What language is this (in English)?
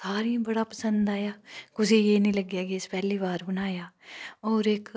Dogri